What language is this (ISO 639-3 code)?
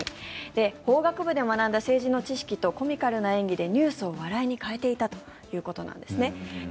jpn